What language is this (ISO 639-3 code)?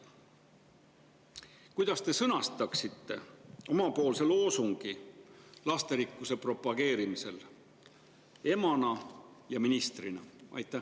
est